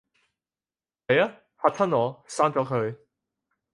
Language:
Cantonese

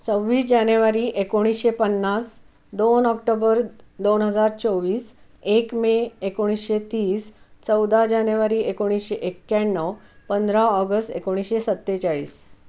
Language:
Marathi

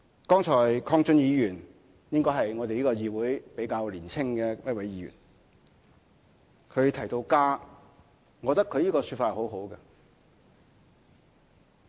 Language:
Cantonese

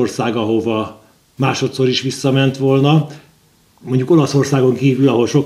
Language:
Hungarian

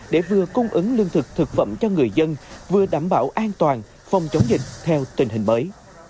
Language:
Vietnamese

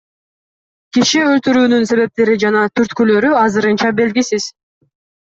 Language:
Kyrgyz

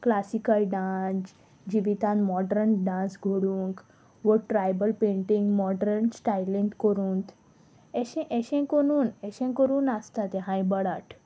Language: Konkani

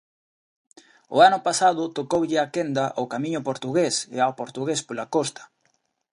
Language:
Galician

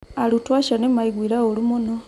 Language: Kikuyu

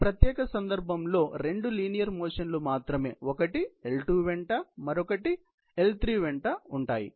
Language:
Telugu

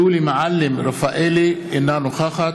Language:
Hebrew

